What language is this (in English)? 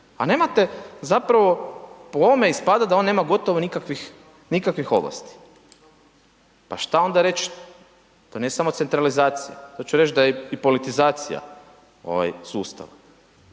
Croatian